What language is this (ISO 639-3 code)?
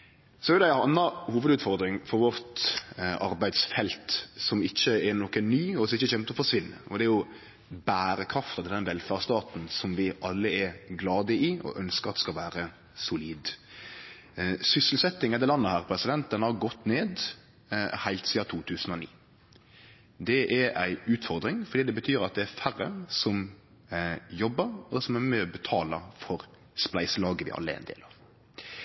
nno